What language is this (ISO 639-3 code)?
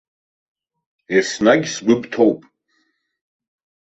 abk